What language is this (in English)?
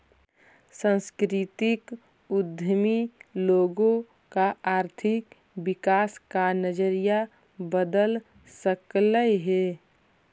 Magahi